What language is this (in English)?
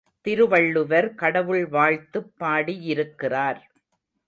Tamil